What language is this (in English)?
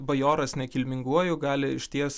Lithuanian